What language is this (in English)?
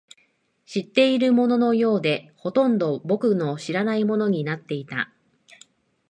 Japanese